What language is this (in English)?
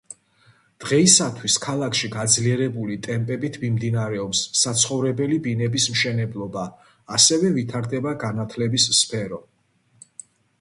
Georgian